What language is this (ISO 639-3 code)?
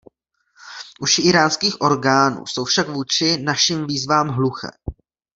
ces